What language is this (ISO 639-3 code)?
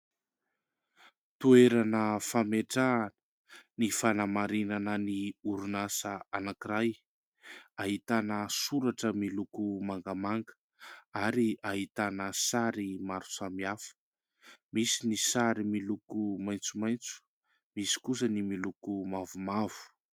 mlg